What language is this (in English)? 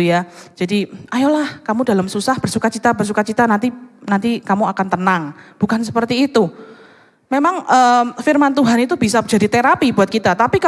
Indonesian